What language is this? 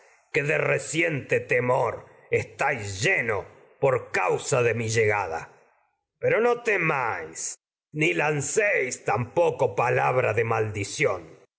Spanish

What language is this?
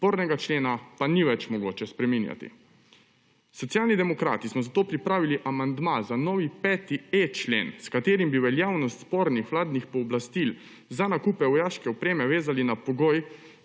Slovenian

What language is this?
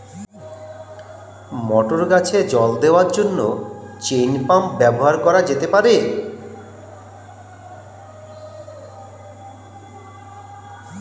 Bangla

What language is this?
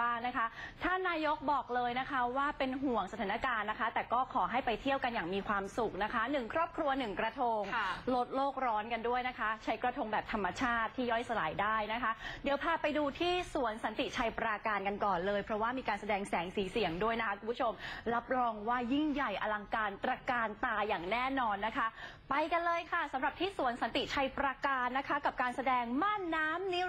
Thai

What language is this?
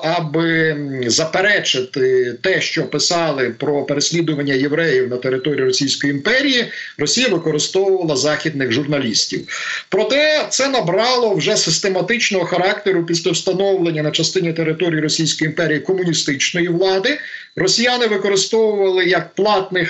Ukrainian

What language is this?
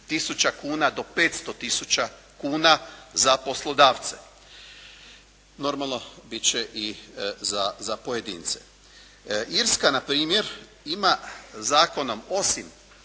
Croatian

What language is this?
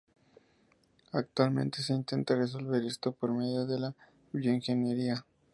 Spanish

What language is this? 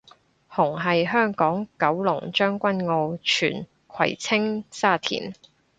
Cantonese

